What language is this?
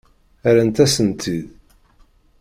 Kabyle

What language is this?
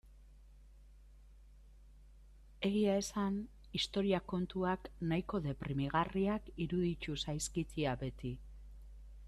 Basque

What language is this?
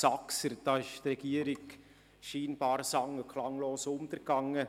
Swiss German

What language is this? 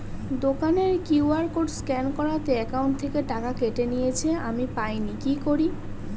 Bangla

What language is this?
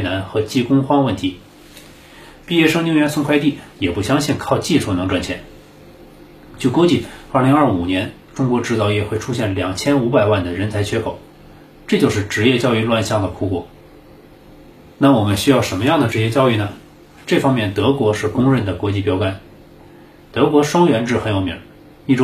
Chinese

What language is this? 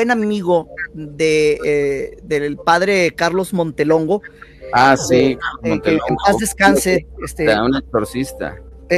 Spanish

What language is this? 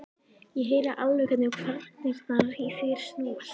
Icelandic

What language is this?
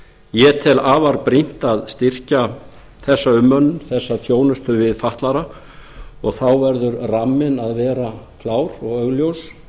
Icelandic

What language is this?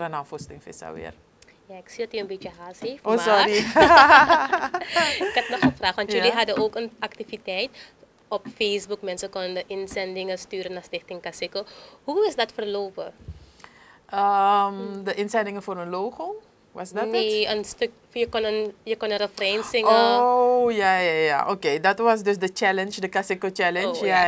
Dutch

